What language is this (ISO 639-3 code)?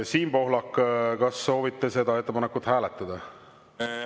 est